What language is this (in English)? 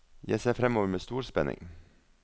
Norwegian